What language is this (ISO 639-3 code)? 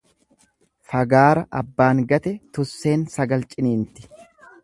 orm